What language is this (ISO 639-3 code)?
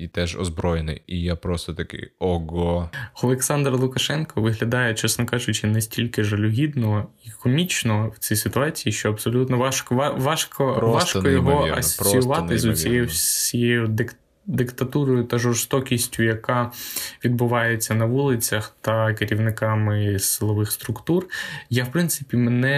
ukr